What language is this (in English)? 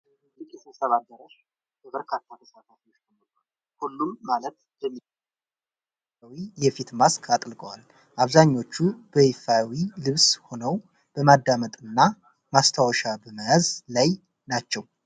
Amharic